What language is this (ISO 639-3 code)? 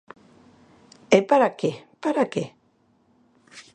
glg